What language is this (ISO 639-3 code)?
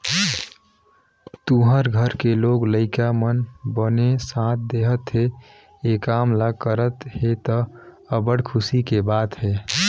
hne